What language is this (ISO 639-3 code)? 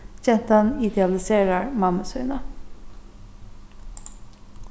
fao